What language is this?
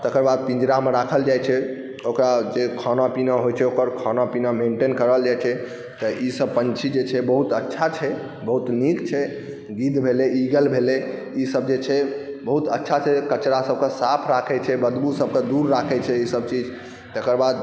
Maithili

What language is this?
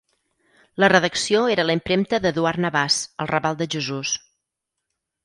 Catalan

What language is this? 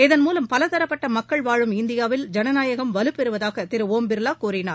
Tamil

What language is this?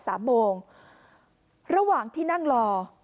Thai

